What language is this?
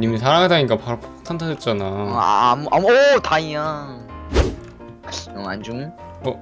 Korean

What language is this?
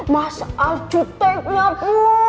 Indonesian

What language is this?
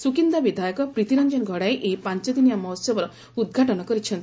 Odia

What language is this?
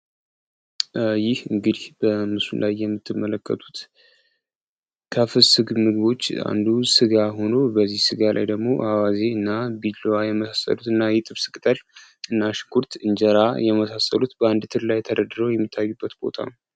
Amharic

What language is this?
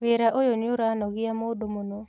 Kikuyu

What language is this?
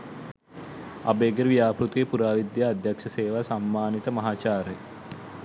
Sinhala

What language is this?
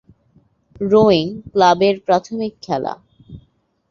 Bangla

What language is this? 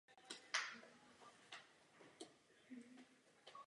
Czech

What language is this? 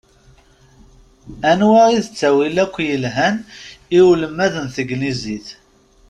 Kabyle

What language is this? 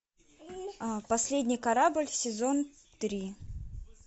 Russian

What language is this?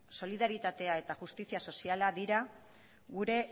Basque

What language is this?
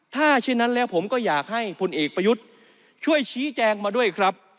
Thai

